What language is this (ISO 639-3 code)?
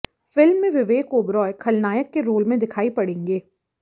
hin